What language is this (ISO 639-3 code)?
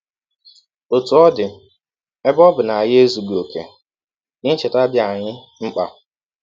ibo